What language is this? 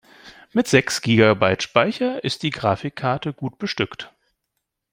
German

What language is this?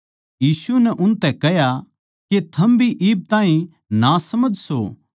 Haryanvi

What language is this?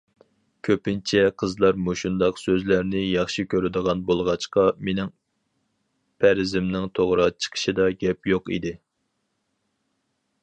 Uyghur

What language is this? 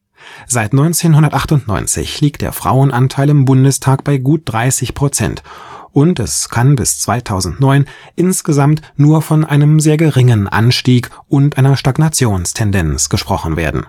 German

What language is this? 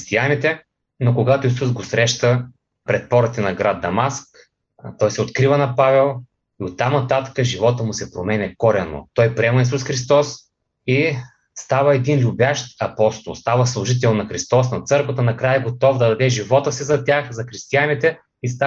Bulgarian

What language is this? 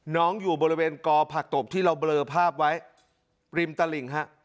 Thai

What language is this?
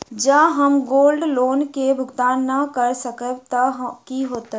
Maithili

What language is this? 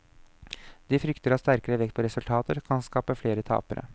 Norwegian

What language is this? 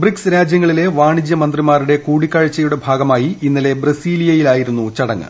Malayalam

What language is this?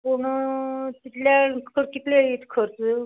Konkani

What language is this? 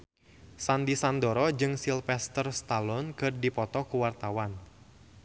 Sundanese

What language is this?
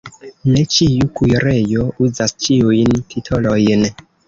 Esperanto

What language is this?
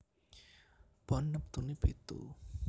Javanese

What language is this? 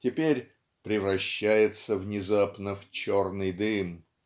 Russian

